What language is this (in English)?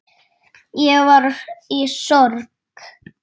Icelandic